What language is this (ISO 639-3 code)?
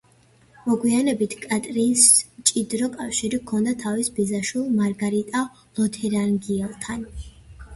kat